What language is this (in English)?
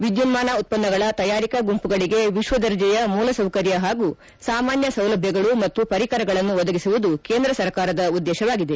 Kannada